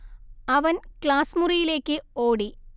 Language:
Malayalam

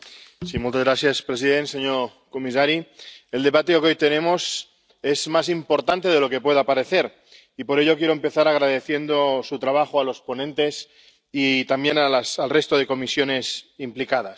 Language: Spanish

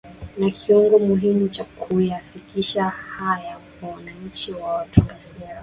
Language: Swahili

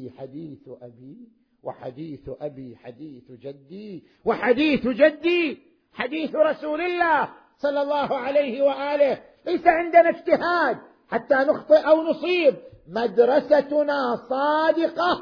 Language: Arabic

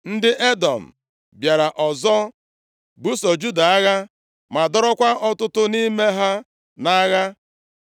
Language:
Igbo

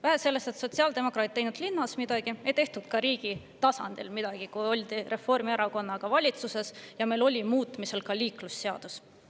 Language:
Estonian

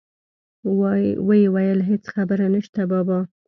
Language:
Pashto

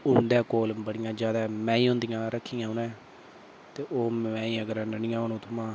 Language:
Dogri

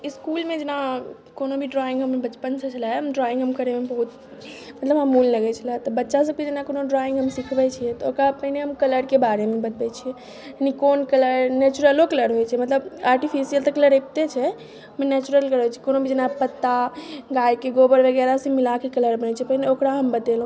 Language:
Maithili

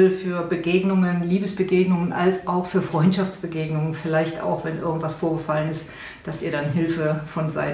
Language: German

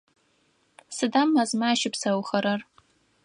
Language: Adyghe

